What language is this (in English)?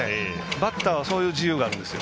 Japanese